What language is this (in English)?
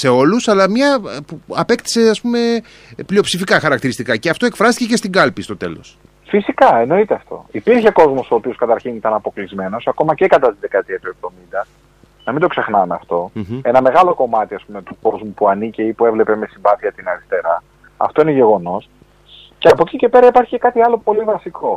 Greek